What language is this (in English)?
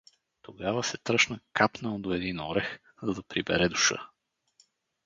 Bulgarian